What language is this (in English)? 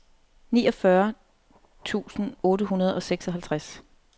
Danish